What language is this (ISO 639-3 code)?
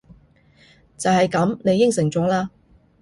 yue